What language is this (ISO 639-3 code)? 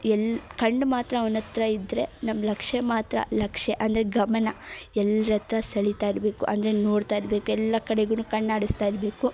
kan